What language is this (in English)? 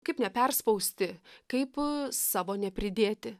Lithuanian